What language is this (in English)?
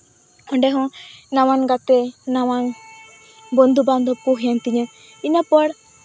Santali